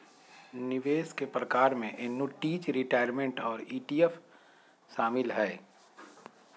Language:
Magahi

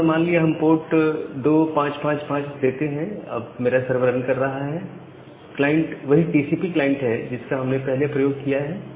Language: Hindi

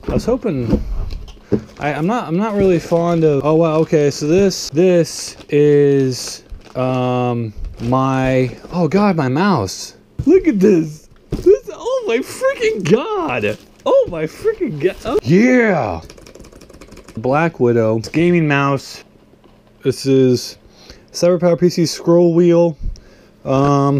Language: English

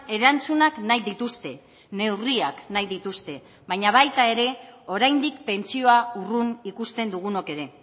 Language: Basque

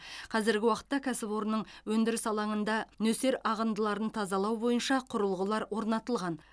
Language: Kazakh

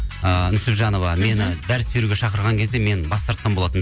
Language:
Kazakh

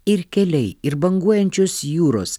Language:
Lithuanian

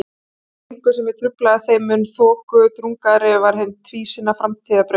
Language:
Icelandic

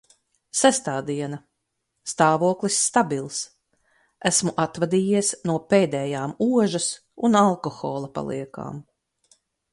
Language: Latvian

